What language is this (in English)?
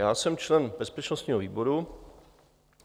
Czech